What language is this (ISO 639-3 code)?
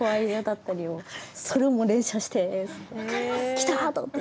jpn